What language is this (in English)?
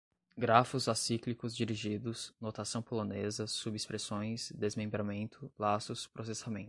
Portuguese